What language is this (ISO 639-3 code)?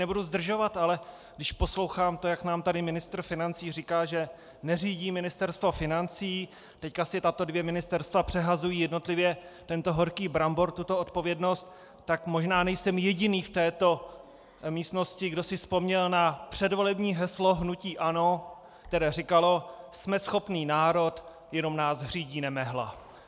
ces